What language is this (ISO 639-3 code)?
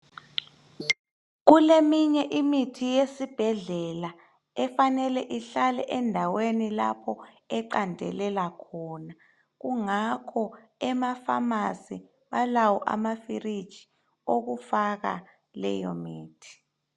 nde